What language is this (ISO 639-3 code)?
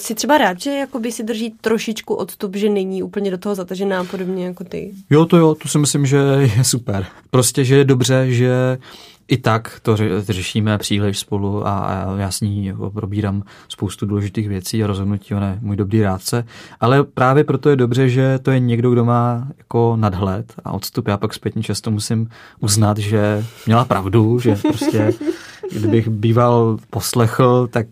ces